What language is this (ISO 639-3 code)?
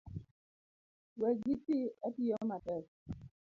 luo